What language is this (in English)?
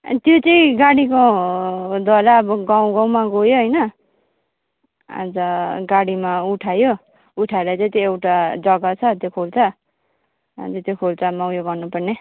Nepali